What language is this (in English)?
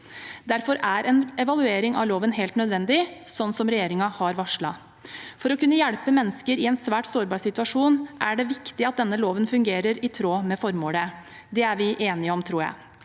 Norwegian